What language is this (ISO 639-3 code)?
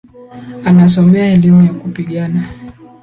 swa